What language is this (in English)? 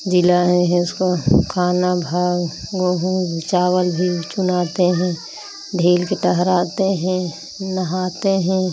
Hindi